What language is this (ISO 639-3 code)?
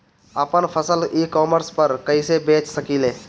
bho